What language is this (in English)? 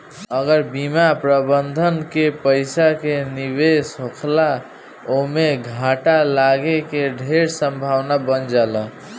Bhojpuri